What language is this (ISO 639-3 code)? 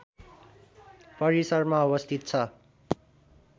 nep